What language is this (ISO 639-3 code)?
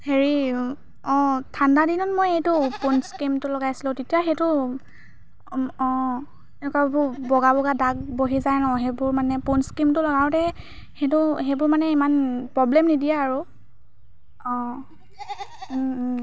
asm